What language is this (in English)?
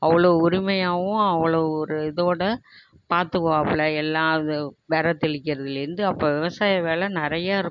Tamil